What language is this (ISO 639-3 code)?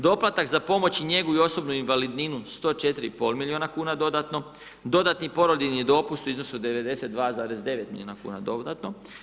hrv